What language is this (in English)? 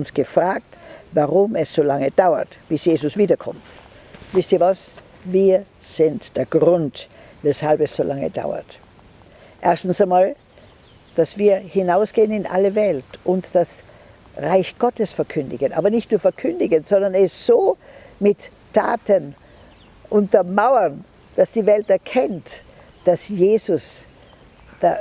German